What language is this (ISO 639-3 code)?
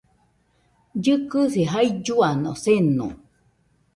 hux